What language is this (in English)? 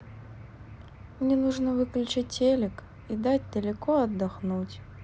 Russian